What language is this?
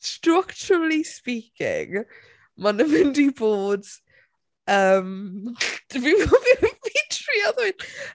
Welsh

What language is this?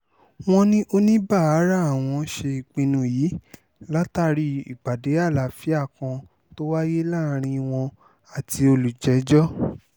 Yoruba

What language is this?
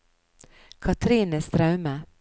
Norwegian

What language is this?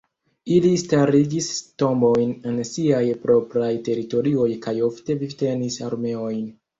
Esperanto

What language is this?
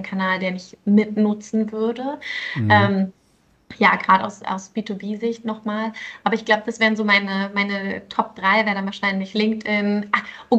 German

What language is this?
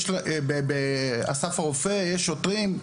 Hebrew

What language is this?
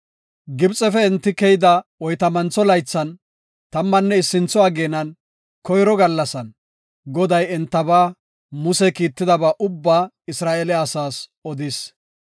Gofa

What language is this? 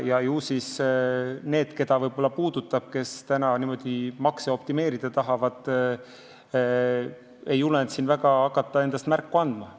Estonian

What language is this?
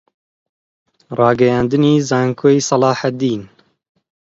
Central Kurdish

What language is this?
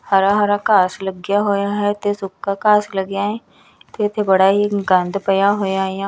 Punjabi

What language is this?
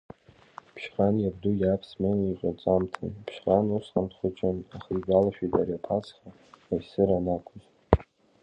Abkhazian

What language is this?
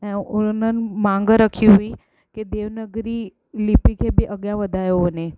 Sindhi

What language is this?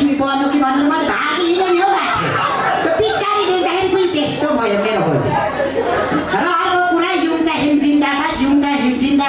Thai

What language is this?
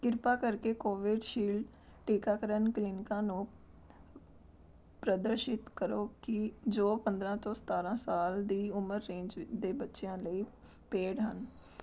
Punjabi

